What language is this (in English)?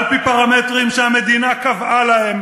Hebrew